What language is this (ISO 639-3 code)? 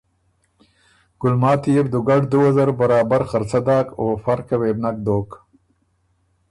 oru